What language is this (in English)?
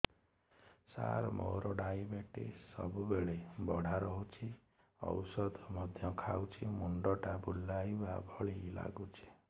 Odia